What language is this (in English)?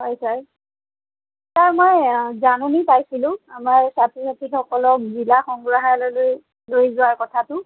Assamese